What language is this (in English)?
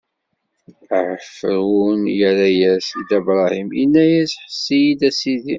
Kabyle